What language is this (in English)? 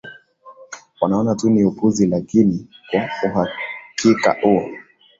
Swahili